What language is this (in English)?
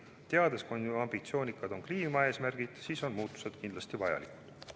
Estonian